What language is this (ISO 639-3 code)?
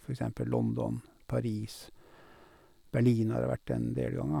nor